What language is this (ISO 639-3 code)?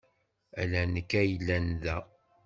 kab